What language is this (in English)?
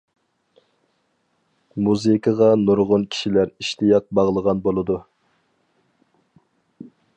Uyghur